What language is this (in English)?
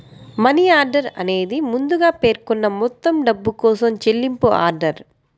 Telugu